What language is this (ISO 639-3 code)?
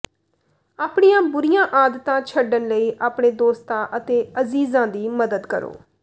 pan